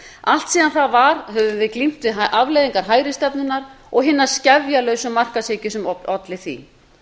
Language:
Icelandic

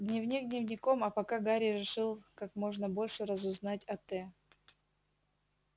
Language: Russian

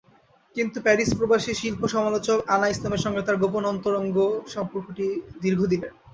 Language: Bangla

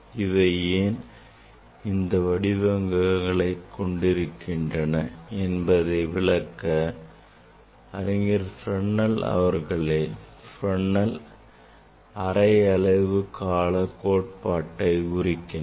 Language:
Tamil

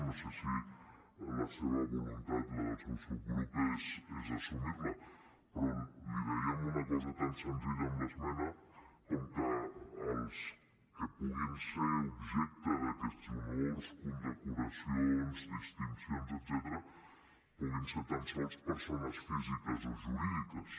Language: Catalan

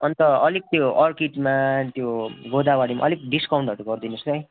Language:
Nepali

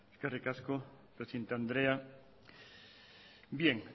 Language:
Basque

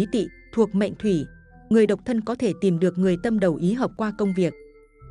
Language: Vietnamese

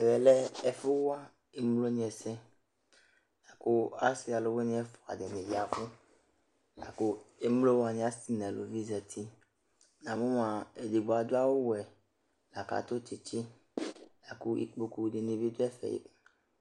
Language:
Ikposo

